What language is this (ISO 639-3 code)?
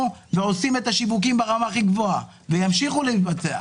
heb